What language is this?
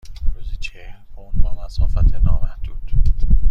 Persian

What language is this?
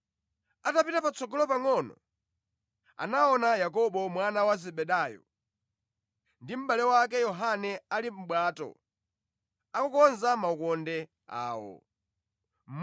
Nyanja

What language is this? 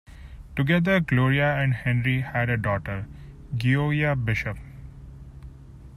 English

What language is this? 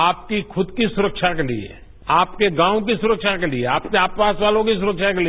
Hindi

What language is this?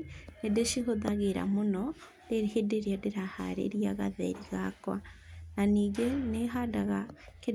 Kikuyu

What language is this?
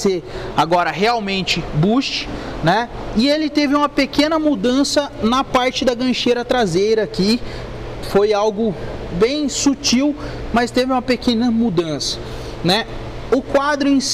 Portuguese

